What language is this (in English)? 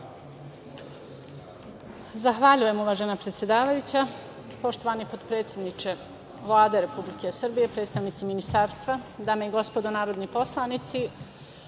Serbian